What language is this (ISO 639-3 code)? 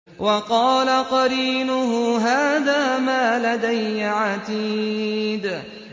ara